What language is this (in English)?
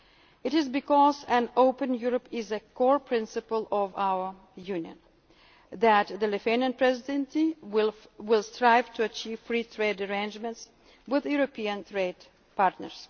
English